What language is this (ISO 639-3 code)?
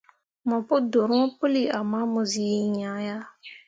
mua